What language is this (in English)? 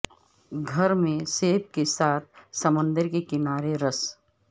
Urdu